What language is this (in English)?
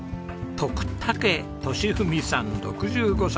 Japanese